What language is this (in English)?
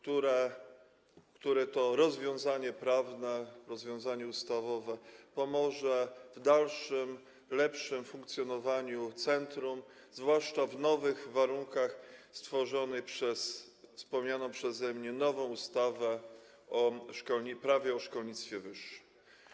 Polish